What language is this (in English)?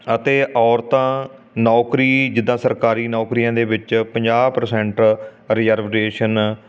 Punjabi